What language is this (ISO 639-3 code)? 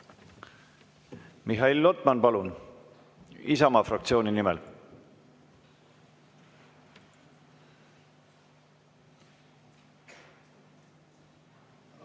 est